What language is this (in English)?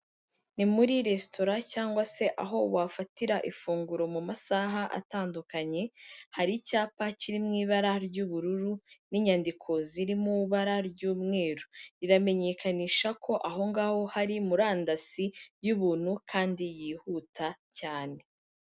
Kinyarwanda